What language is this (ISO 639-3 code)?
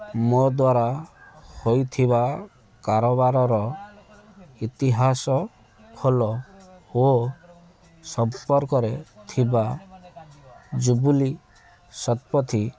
ori